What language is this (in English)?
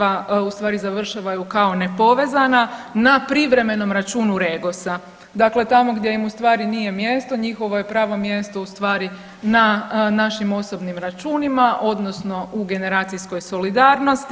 Croatian